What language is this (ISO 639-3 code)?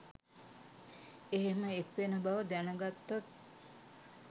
sin